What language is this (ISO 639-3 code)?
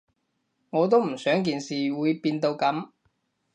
yue